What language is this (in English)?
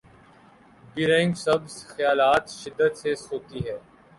Urdu